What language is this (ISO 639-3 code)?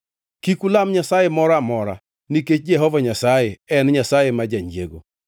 luo